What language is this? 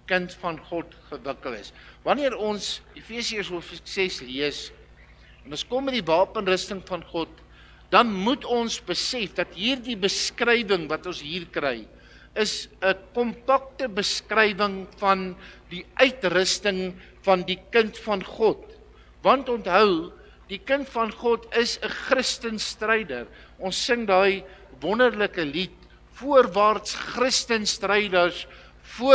Dutch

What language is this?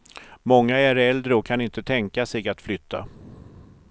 Swedish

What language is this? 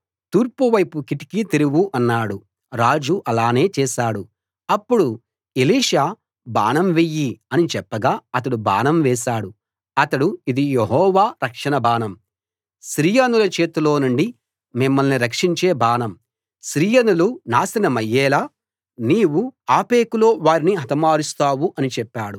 Telugu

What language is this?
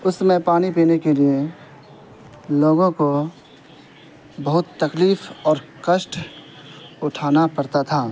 Urdu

